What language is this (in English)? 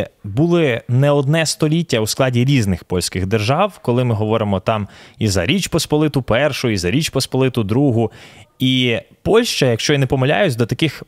Ukrainian